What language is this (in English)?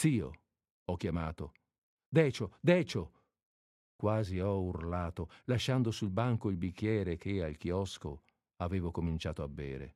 Italian